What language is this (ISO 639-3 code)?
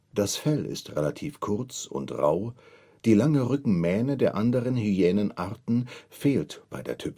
deu